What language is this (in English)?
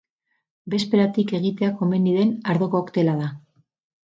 Basque